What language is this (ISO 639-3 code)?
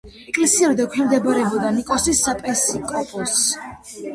kat